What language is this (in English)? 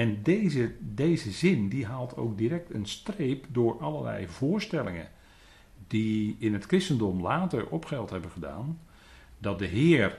Dutch